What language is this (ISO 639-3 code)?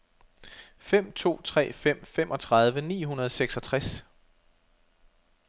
dan